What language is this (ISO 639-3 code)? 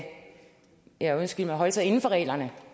dan